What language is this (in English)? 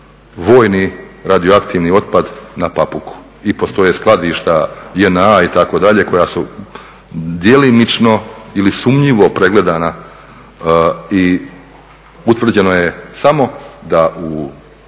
Croatian